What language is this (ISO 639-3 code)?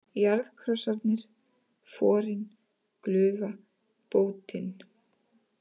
isl